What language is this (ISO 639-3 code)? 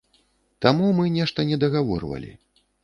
bel